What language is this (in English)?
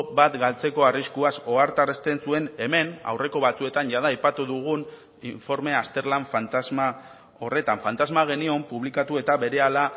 Basque